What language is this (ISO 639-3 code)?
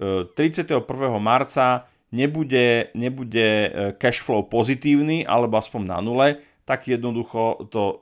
slk